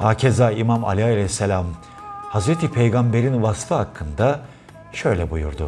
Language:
Turkish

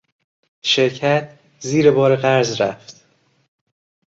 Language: Persian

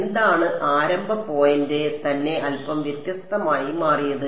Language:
Malayalam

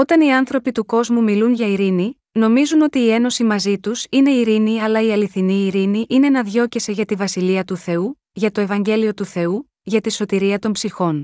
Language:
Greek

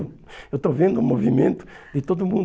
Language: Portuguese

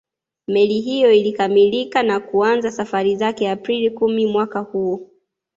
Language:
Swahili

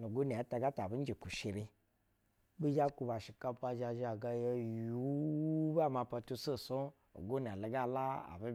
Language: Basa (Nigeria)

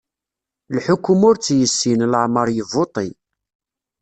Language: Kabyle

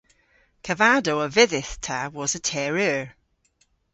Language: Cornish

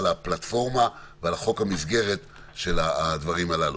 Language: Hebrew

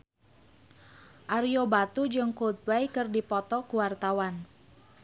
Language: Sundanese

